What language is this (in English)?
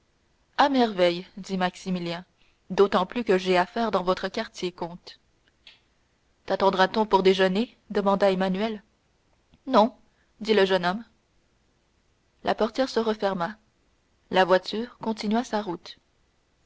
French